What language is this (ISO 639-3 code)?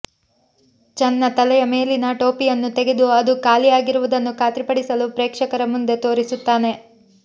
kan